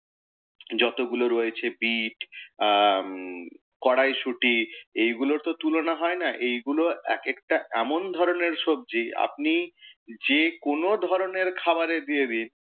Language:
Bangla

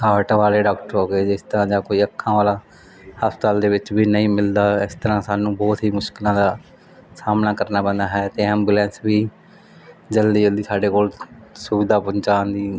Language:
Punjabi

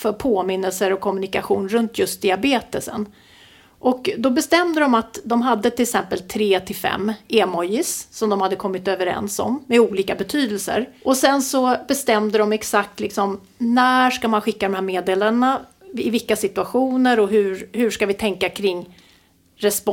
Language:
Swedish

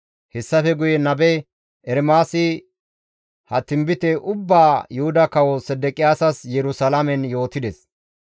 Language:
Gamo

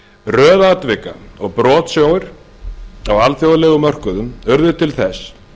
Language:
Icelandic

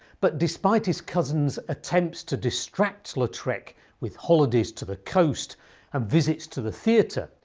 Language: English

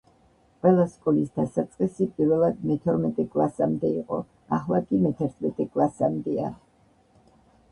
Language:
Georgian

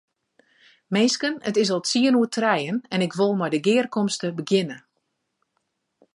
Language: Western Frisian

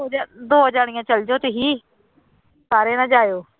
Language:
Punjabi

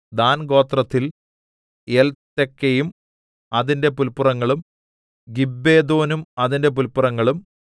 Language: Malayalam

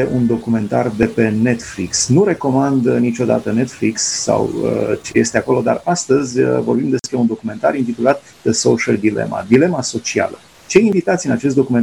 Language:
Romanian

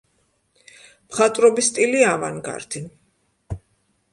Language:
Georgian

